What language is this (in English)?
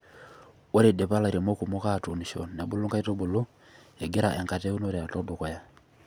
Masai